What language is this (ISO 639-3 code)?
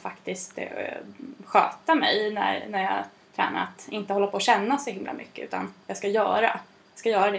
swe